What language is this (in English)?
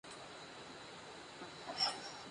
Spanish